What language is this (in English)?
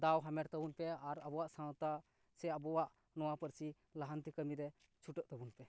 Santali